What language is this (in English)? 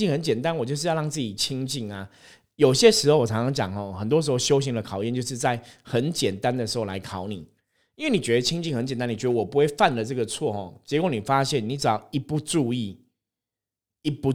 Chinese